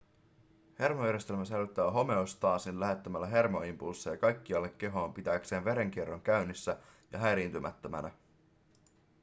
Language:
Finnish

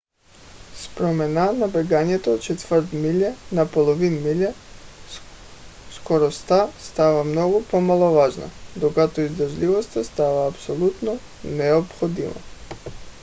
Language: Bulgarian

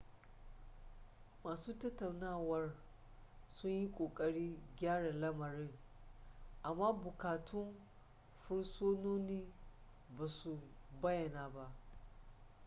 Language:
Hausa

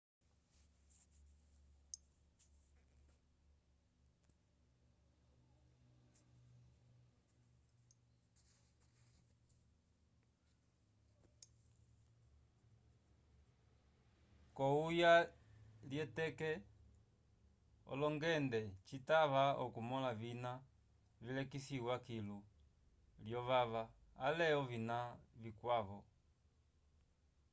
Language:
Umbundu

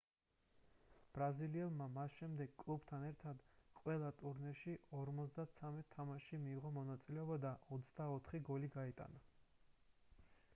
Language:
Georgian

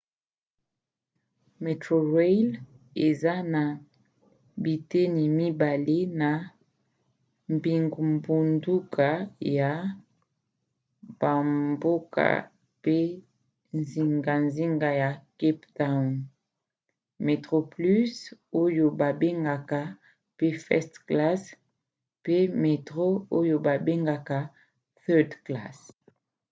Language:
Lingala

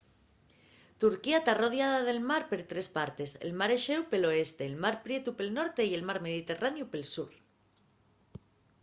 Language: Asturian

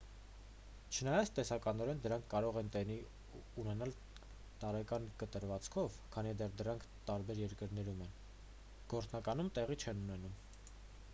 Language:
Armenian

